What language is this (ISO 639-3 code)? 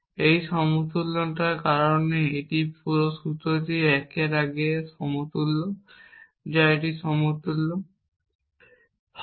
ben